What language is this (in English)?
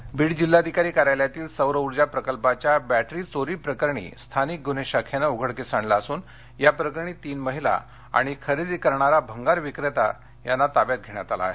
Marathi